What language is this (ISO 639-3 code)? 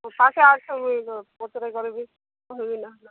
ori